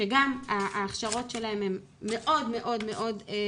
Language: Hebrew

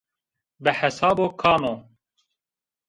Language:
Zaza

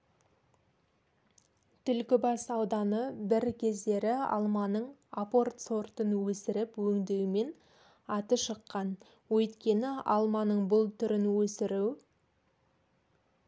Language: Kazakh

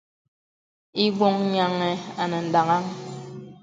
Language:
Bebele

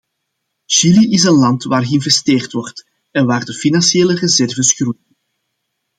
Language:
Dutch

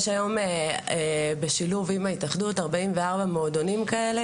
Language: Hebrew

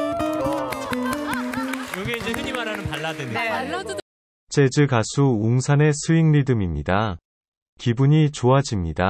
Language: Korean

